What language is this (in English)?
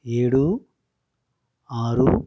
Telugu